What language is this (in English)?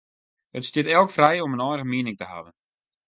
Western Frisian